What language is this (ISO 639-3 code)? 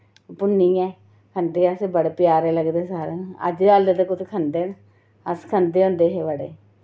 doi